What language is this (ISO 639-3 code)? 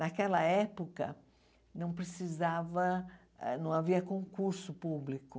por